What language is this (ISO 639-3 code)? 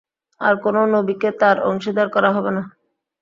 ben